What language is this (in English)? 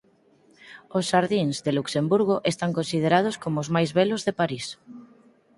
Galician